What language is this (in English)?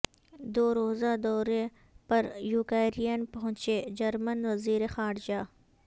Urdu